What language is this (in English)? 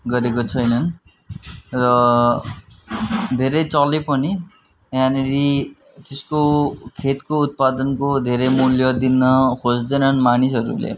Nepali